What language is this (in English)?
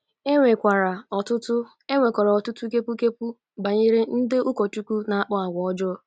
Igbo